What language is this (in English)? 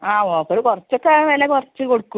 Malayalam